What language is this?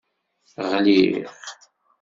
Kabyle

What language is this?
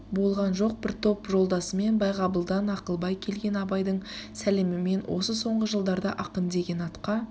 Kazakh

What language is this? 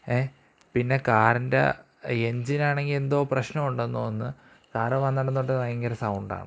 Malayalam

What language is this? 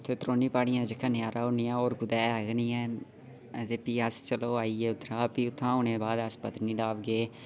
Dogri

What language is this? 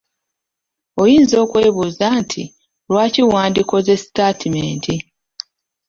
Ganda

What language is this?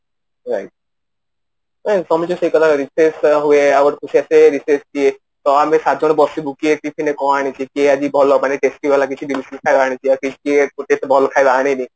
Odia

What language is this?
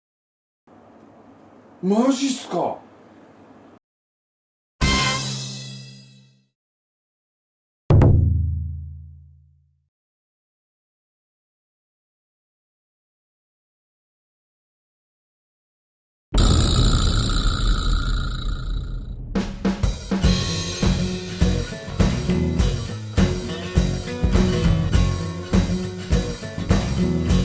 Japanese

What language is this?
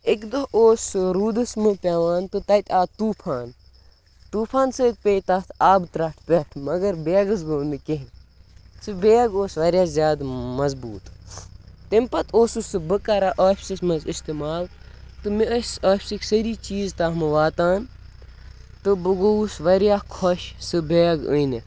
Kashmiri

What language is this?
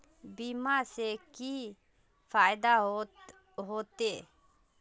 Magahi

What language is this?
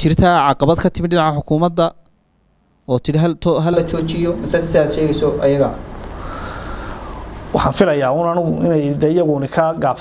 Arabic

